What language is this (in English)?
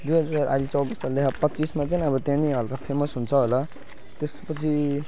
Nepali